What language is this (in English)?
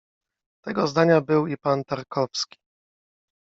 Polish